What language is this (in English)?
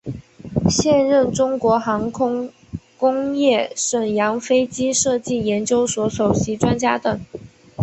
Chinese